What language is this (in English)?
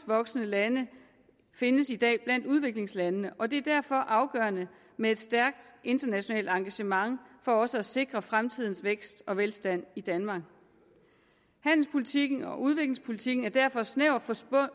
Danish